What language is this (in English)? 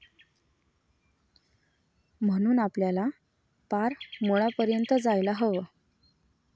Marathi